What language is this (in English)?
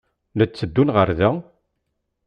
Kabyle